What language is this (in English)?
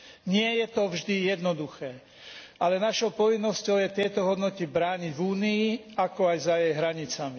Slovak